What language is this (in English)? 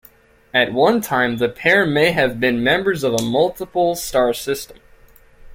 English